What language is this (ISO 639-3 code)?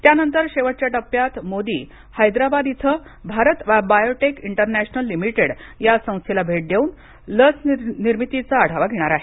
mar